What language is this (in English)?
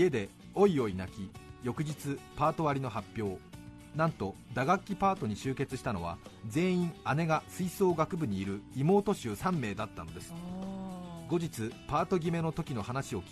Japanese